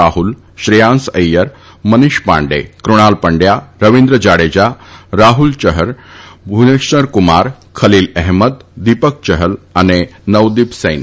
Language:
Gujarati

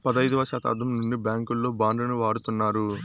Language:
Telugu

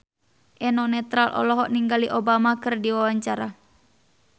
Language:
Sundanese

